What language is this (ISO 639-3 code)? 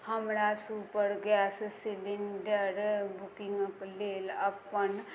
mai